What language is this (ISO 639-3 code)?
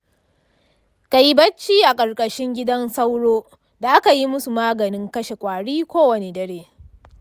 hau